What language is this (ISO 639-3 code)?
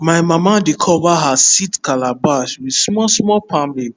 pcm